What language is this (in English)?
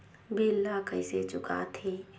Chhattisgarhi